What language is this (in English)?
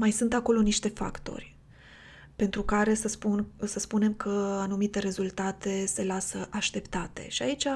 Romanian